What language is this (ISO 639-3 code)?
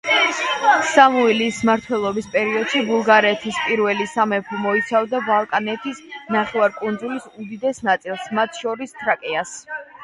kat